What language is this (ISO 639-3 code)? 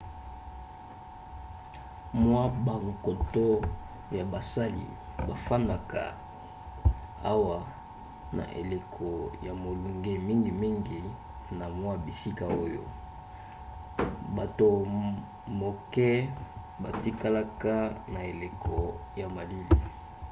lin